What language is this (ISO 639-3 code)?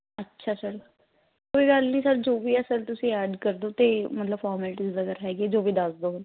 pan